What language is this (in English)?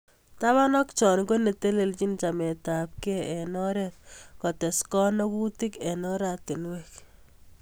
Kalenjin